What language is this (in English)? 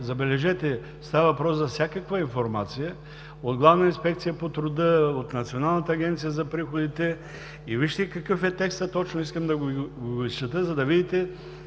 Bulgarian